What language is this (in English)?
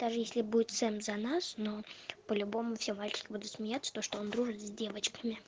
Russian